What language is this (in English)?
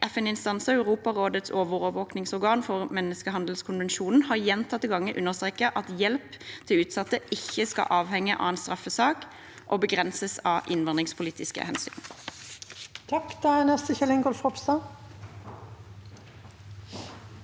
Norwegian